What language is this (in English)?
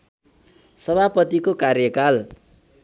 Nepali